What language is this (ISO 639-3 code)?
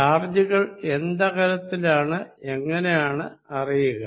mal